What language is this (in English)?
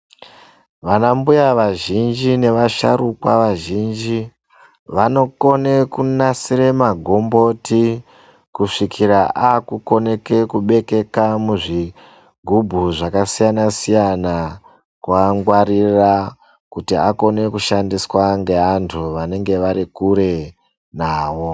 Ndau